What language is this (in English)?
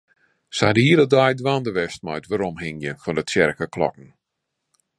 Western Frisian